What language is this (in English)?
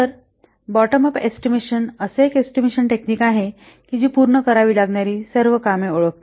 Marathi